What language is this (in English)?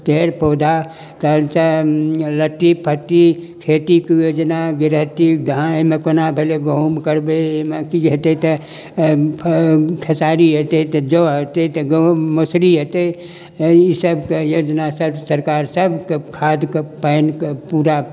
Maithili